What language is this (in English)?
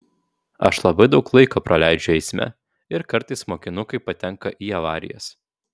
Lithuanian